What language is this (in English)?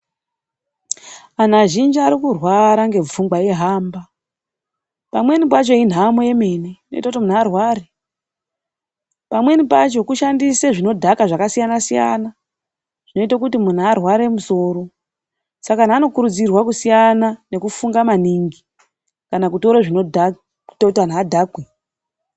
Ndau